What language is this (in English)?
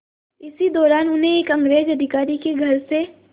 Hindi